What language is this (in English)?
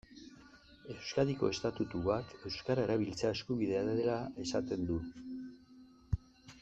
Basque